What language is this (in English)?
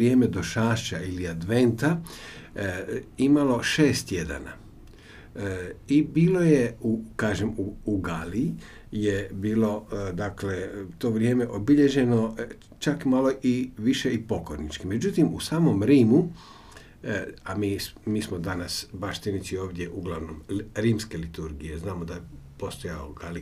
Croatian